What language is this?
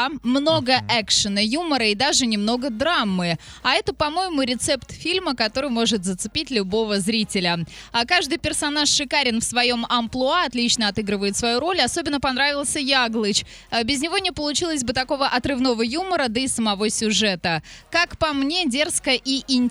Russian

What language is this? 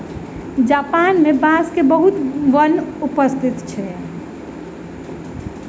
Maithili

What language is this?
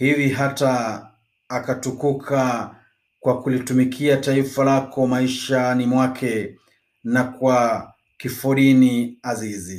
Swahili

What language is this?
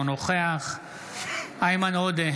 Hebrew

